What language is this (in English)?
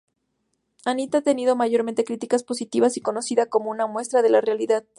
Spanish